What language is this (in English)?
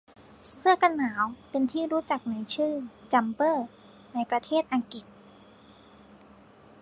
Thai